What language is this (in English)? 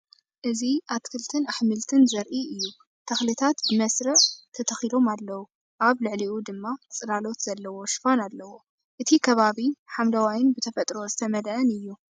Tigrinya